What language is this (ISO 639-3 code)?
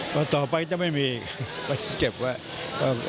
tha